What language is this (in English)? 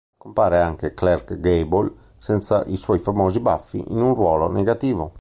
Italian